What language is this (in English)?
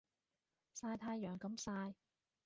Cantonese